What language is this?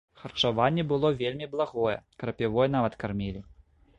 Belarusian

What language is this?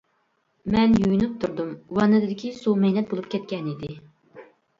Uyghur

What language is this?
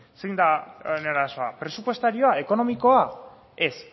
Basque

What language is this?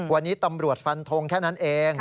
Thai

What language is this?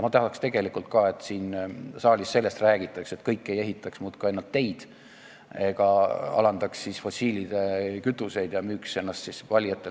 Estonian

